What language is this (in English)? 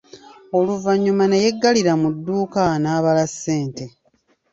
Ganda